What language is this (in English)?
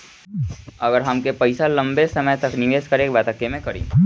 Bhojpuri